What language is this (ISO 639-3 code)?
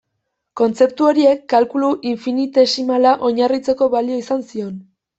eus